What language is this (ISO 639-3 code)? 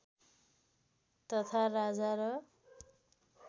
nep